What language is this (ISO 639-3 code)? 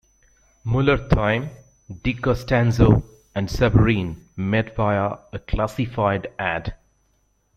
eng